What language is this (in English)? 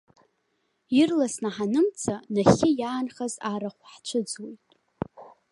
Abkhazian